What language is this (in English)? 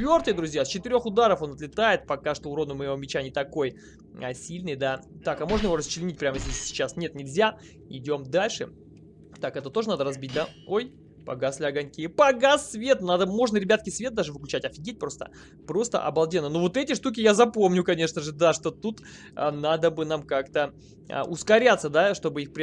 Russian